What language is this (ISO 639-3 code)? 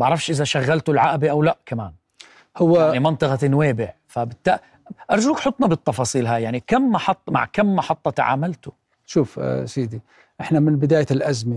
ara